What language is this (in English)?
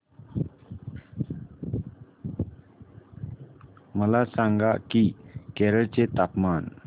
Marathi